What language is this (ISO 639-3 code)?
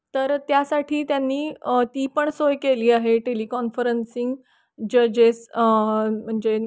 mar